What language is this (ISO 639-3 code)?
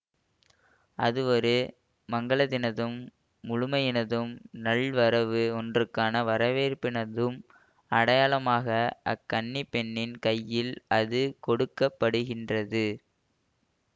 tam